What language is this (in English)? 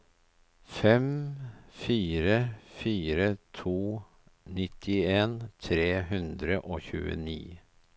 Norwegian